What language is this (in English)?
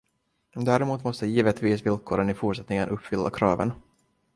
Swedish